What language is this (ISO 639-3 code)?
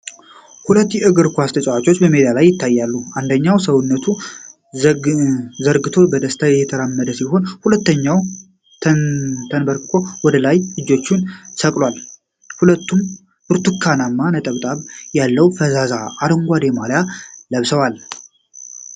amh